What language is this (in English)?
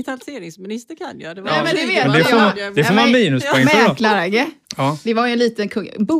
Swedish